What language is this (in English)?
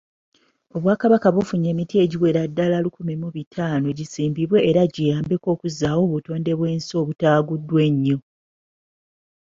Ganda